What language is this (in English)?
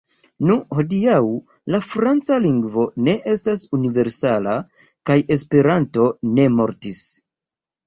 Esperanto